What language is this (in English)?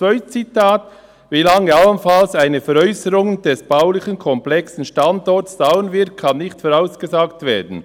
Swiss German